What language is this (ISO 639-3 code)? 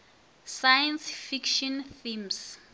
nso